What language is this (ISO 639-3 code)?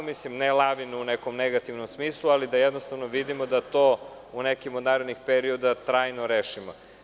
srp